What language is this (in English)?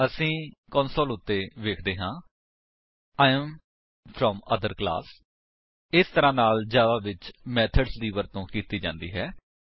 Punjabi